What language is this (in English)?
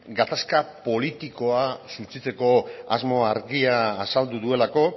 Basque